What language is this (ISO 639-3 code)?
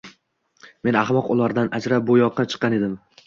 uzb